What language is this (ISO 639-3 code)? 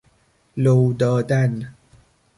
fas